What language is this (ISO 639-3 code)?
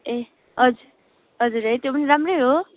nep